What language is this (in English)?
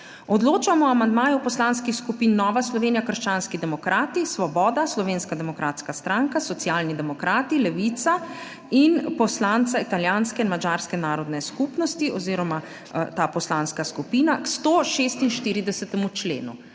Slovenian